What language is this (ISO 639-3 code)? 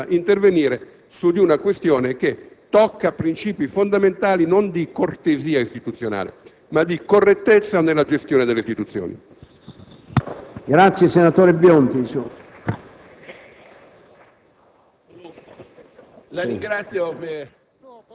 ita